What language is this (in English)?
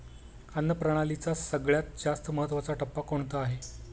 Marathi